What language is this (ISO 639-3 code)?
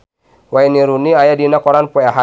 sun